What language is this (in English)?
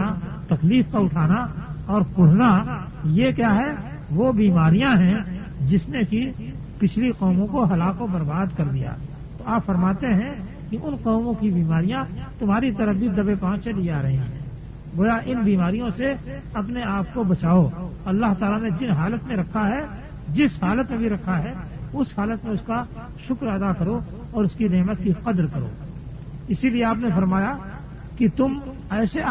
Urdu